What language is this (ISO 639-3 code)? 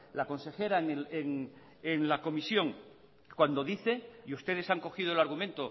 spa